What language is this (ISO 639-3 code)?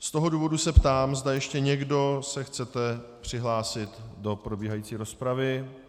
ces